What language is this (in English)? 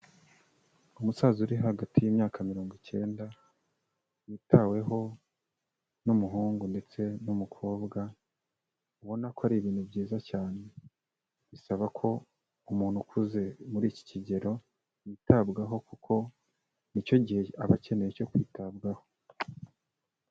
Kinyarwanda